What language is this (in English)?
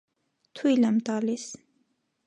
Armenian